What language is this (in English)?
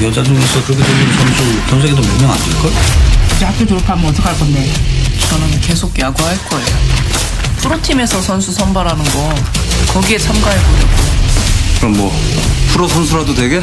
Korean